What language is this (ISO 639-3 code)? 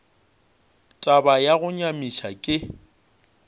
nso